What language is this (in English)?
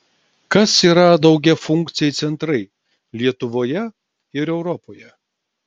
Lithuanian